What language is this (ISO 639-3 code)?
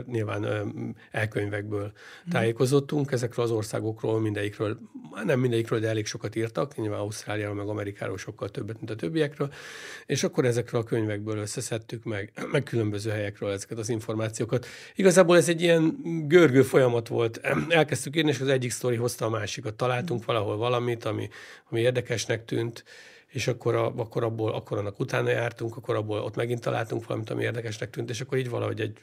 hun